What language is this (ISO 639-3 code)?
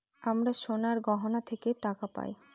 ben